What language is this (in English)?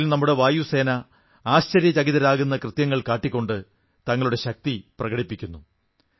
Malayalam